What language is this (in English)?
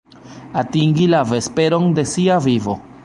Esperanto